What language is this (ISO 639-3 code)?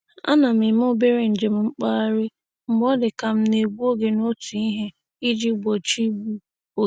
ibo